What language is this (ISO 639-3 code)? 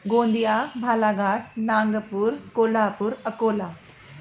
snd